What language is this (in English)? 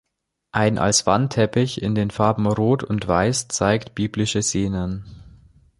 German